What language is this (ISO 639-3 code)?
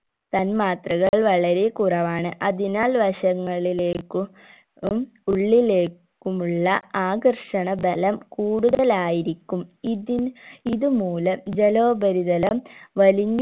mal